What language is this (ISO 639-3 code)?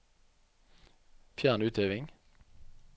nor